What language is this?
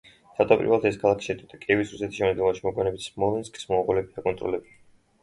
Georgian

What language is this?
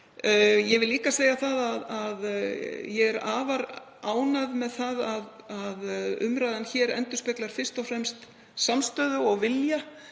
Icelandic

